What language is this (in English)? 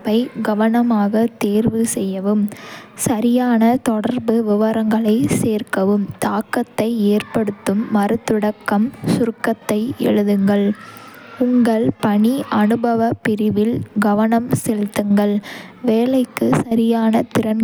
Kota (India)